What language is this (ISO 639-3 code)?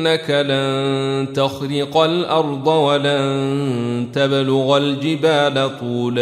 ara